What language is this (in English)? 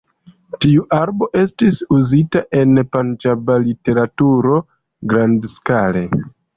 Esperanto